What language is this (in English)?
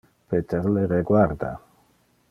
Interlingua